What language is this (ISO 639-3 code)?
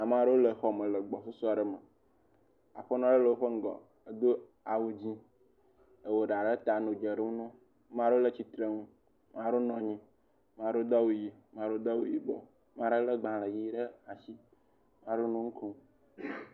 ewe